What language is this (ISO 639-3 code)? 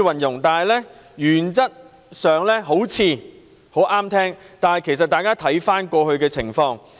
yue